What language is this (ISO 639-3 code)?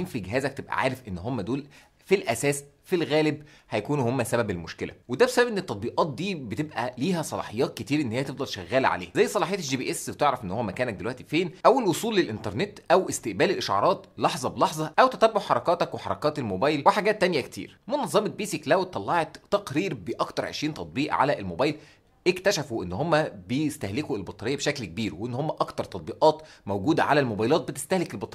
ara